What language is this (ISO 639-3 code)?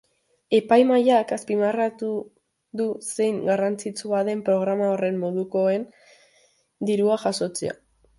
eus